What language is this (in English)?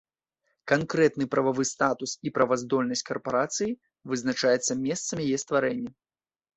Belarusian